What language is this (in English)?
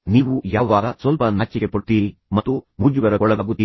Kannada